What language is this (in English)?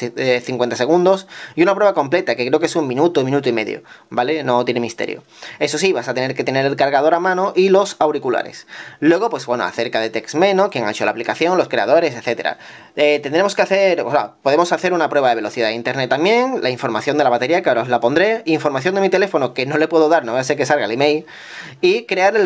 Spanish